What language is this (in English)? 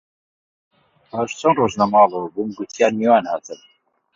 Central Kurdish